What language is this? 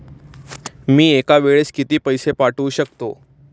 Marathi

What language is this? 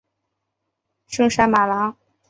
Chinese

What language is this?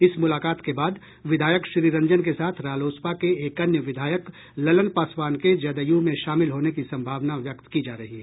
Hindi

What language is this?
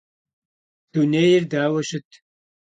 Kabardian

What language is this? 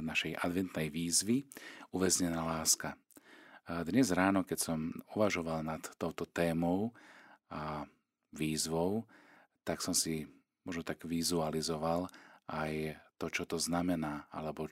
Slovak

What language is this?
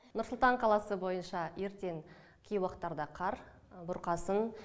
Kazakh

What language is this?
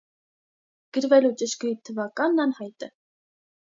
Armenian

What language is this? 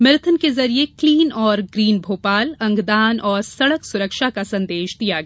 Hindi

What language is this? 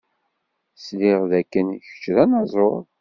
Kabyle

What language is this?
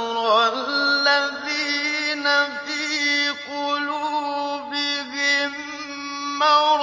Arabic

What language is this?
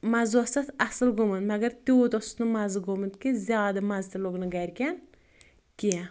Kashmiri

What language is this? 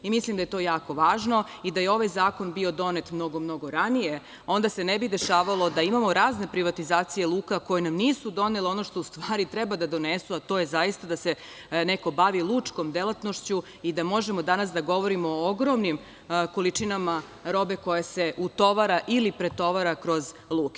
Serbian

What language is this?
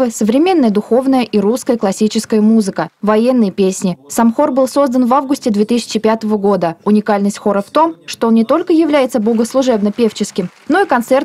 Russian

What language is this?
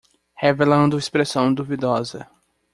Portuguese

